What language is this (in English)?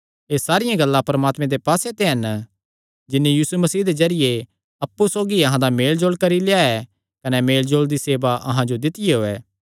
Kangri